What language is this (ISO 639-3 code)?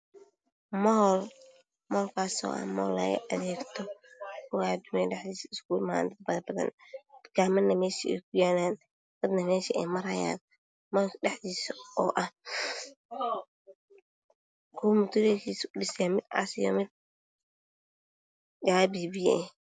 som